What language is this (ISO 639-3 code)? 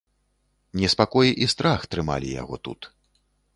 bel